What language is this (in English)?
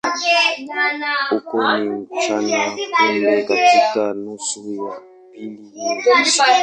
Swahili